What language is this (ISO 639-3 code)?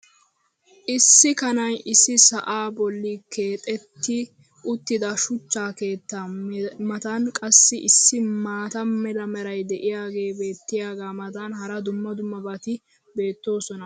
wal